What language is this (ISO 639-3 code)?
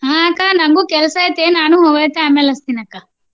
kan